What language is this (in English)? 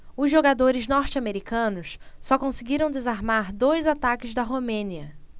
Portuguese